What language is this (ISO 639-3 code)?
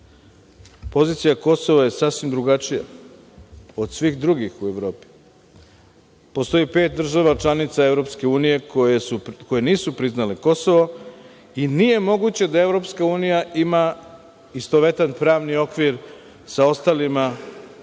srp